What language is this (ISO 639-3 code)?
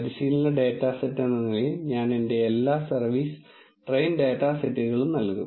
mal